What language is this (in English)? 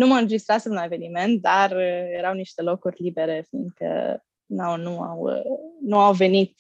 Romanian